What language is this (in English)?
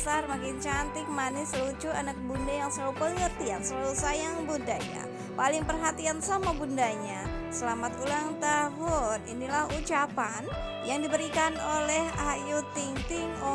Indonesian